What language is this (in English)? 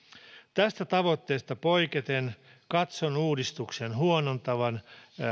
Finnish